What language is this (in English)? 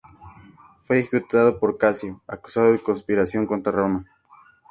Spanish